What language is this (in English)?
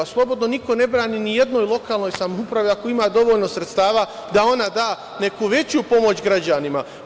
Serbian